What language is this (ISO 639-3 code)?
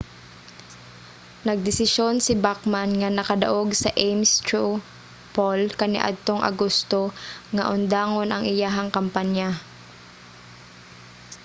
ceb